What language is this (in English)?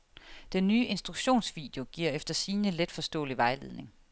Danish